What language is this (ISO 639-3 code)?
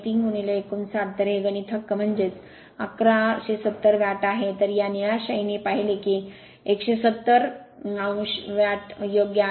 mar